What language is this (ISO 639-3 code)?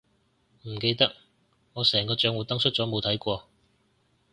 yue